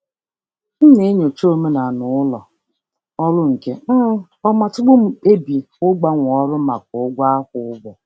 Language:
Igbo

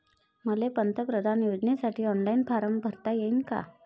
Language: Marathi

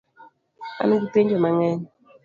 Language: Luo (Kenya and Tanzania)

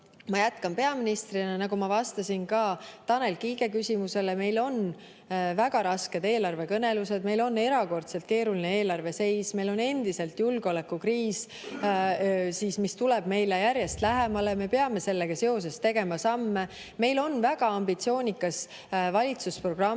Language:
Estonian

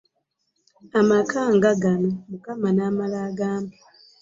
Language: Ganda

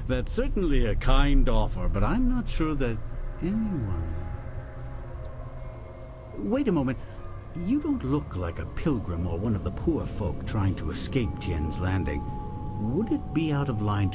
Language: Polish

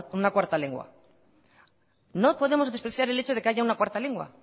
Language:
Spanish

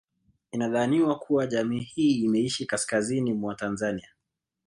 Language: Swahili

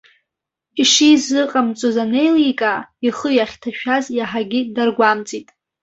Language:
Abkhazian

